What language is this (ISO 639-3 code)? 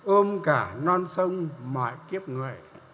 vie